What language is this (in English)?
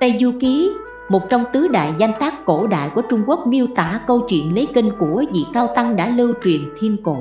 Vietnamese